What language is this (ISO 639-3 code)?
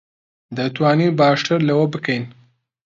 ckb